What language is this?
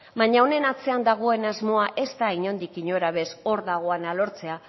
Basque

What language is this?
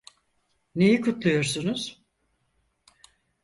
Turkish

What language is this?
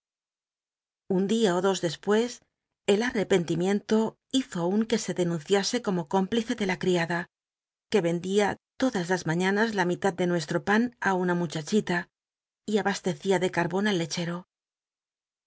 Spanish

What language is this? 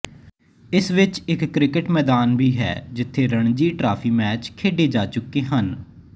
Punjabi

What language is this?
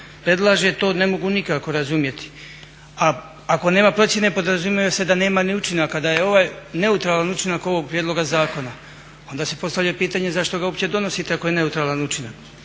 Croatian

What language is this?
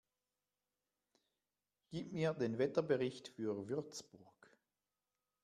German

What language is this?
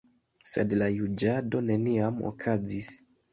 Esperanto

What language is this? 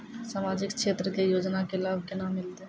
Maithili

